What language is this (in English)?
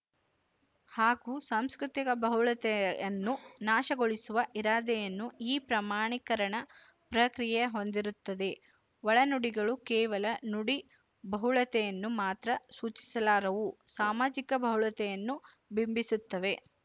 Kannada